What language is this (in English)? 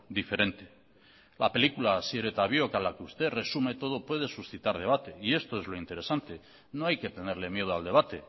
Spanish